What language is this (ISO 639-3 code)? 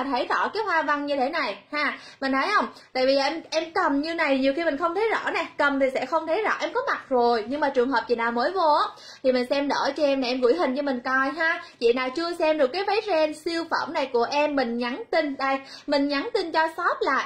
vie